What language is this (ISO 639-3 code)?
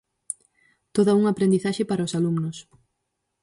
glg